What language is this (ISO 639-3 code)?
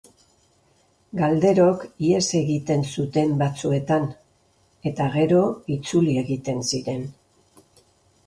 eus